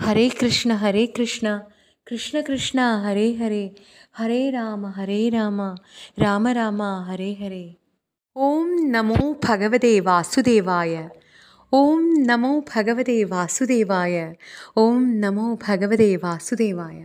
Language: Malayalam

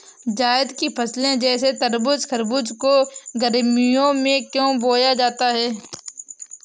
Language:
Hindi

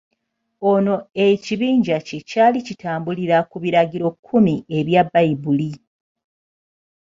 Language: Ganda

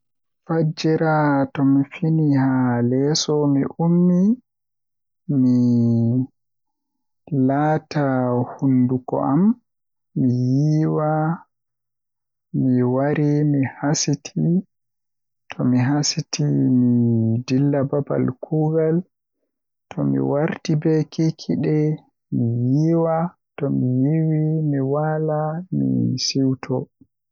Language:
Western Niger Fulfulde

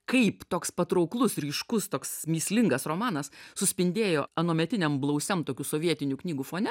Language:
Lithuanian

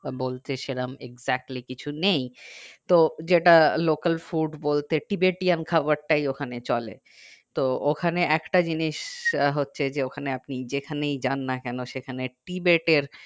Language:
Bangla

